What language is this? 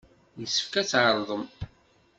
Kabyle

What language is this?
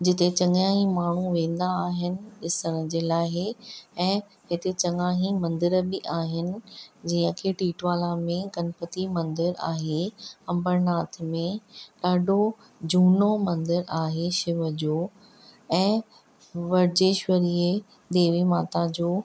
Sindhi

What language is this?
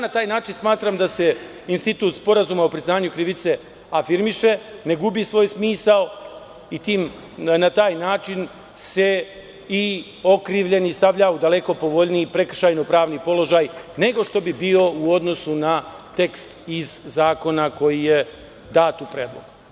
Serbian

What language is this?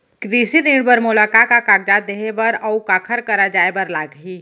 Chhattisgarhi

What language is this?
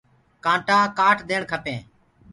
Gurgula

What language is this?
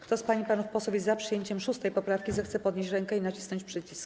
Polish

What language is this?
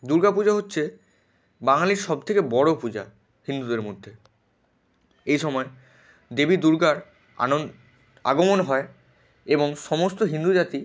Bangla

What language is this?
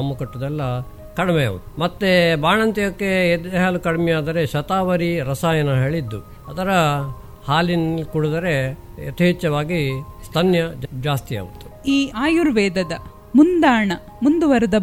Kannada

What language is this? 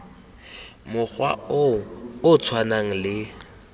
Tswana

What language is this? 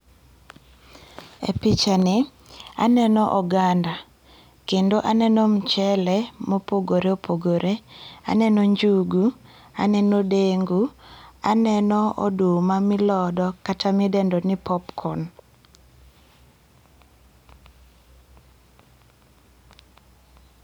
Luo (Kenya and Tanzania)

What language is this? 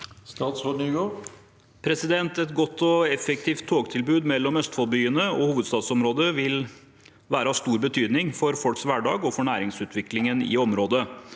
Norwegian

